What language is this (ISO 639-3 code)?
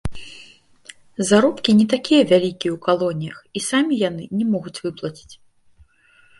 bel